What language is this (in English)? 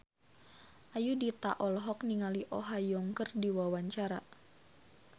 Sundanese